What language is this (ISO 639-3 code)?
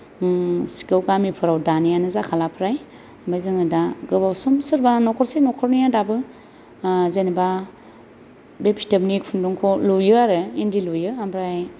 brx